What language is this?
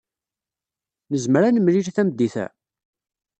Kabyle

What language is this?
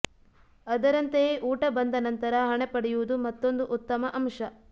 Kannada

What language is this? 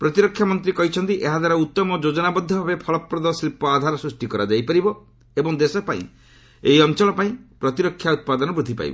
Odia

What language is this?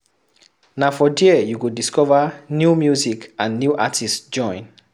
Nigerian Pidgin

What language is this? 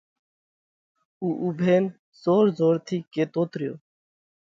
Parkari Koli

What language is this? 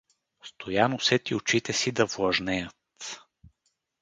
Bulgarian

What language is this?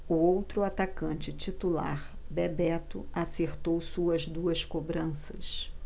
Portuguese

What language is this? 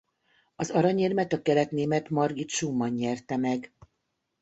Hungarian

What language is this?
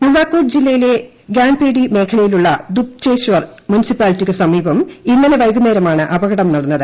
Malayalam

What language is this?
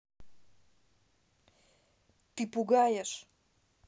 Russian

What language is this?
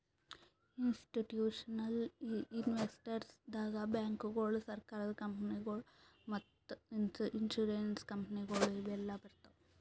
Kannada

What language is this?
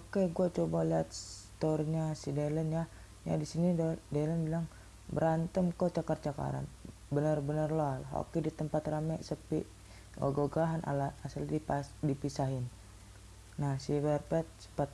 Indonesian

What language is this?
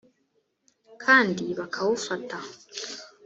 Kinyarwanda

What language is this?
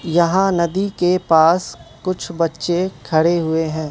Hindi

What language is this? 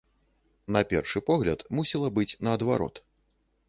Belarusian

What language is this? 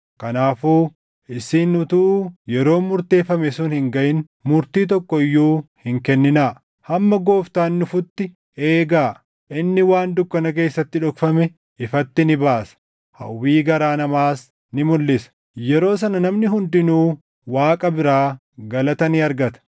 Oromo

